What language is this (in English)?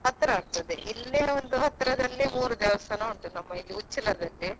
Kannada